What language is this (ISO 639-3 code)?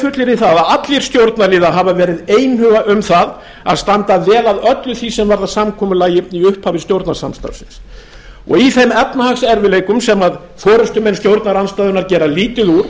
isl